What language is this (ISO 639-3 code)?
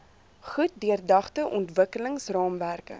afr